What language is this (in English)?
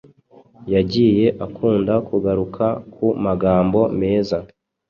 Kinyarwanda